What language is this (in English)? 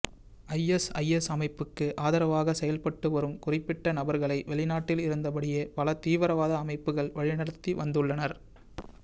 Tamil